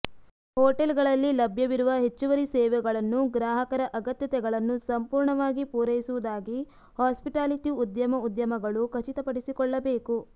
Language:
Kannada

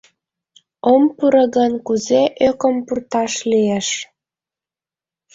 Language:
Mari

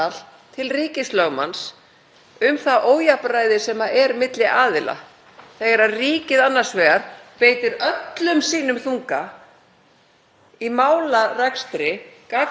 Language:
Icelandic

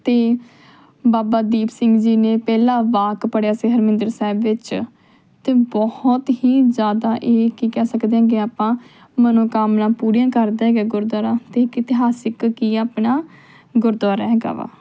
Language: Punjabi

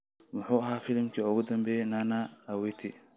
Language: Somali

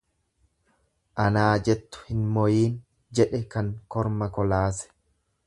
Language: Oromo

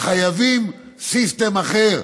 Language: Hebrew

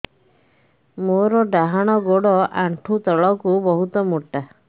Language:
Odia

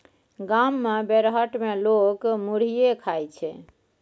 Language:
Maithili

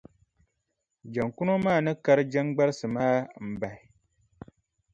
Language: Dagbani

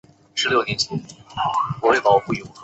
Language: Chinese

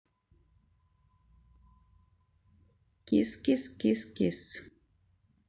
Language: Russian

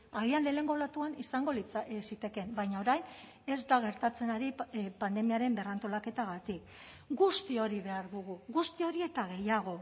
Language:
Basque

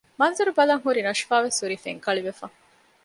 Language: Divehi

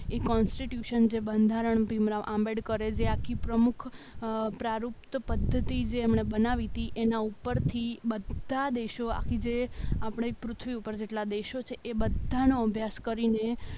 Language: Gujarati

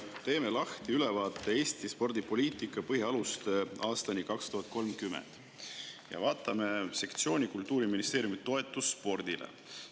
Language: Estonian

